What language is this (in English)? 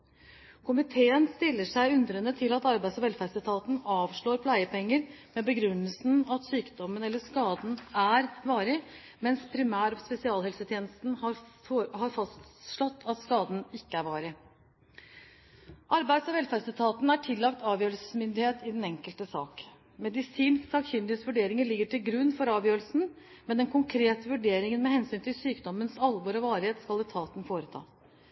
Norwegian Bokmål